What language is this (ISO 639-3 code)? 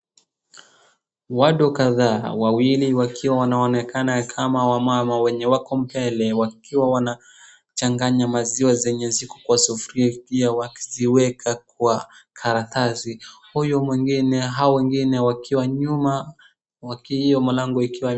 swa